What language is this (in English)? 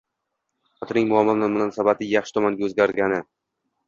Uzbek